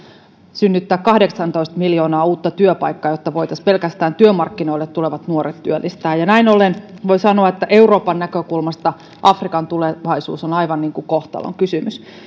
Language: Finnish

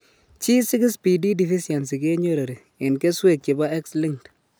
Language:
Kalenjin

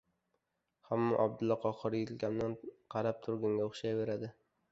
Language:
Uzbek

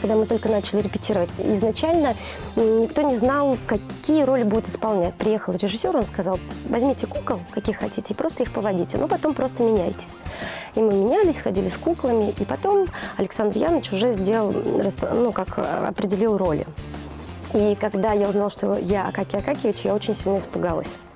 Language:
Russian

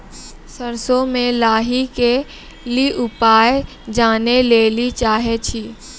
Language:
Maithili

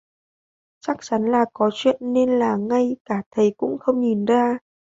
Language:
Vietnamese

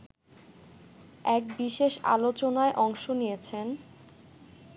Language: Bangla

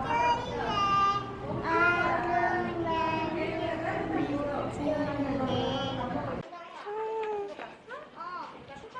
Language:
Korean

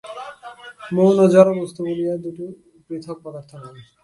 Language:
Bangla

